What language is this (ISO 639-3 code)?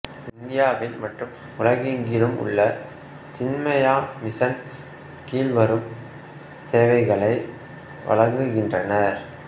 tam